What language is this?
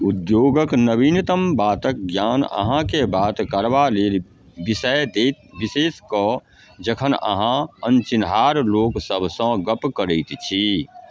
Maithili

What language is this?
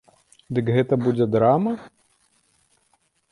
Belarusian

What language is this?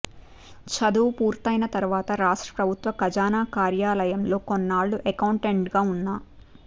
Telugu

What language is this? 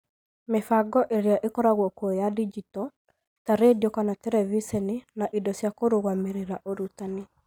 Kikuyu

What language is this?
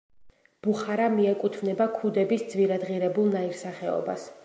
Georgian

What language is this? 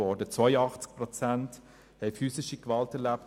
Swiss German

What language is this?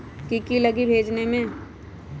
Magahi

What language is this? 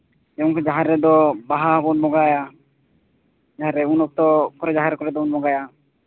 Santali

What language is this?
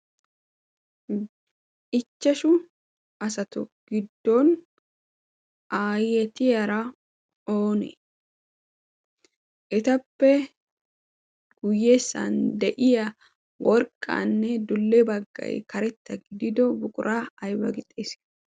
Wolaytta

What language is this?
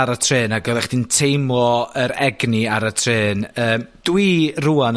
Welsh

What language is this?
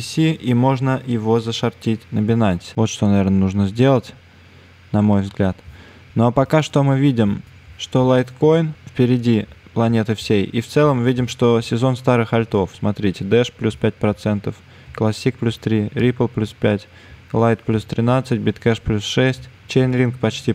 Russian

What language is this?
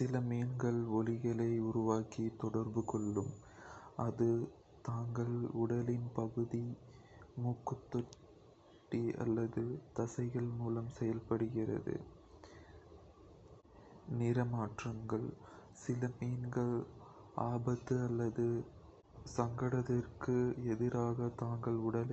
Kota (India)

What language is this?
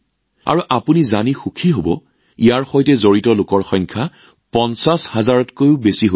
Assamese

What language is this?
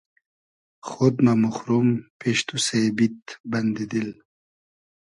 Hazaragi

